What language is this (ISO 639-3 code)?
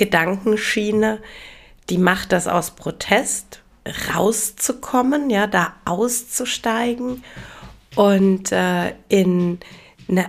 deu